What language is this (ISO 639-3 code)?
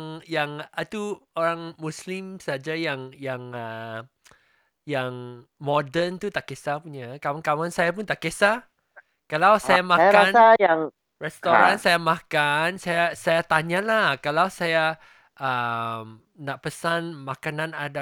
msa